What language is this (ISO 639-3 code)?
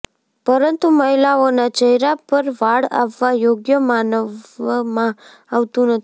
guj